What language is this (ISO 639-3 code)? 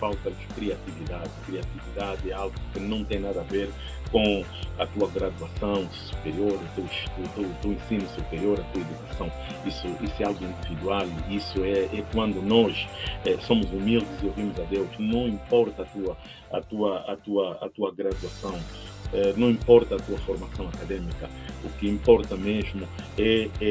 por